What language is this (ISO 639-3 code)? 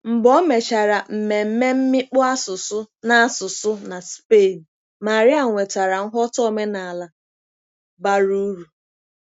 ibo